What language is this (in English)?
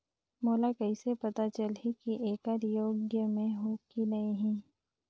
Chhattisgarhi